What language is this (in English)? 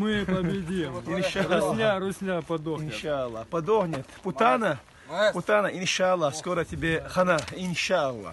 Russian